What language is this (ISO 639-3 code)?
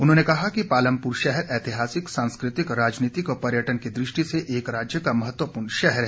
hin